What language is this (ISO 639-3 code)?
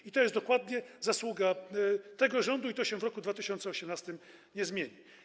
pol